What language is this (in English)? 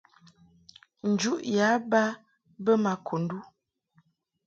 Mungaka